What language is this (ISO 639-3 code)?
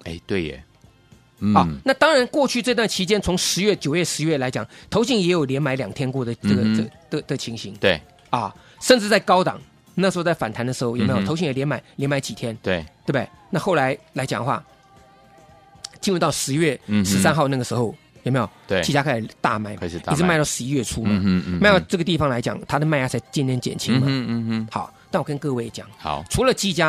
zho